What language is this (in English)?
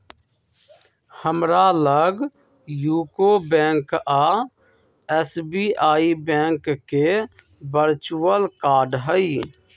Magahi